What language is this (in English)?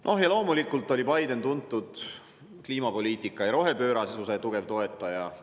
Estonian